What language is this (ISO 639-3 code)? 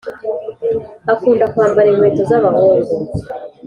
kin